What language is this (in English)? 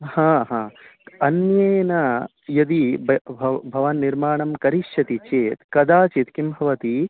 Sanskrit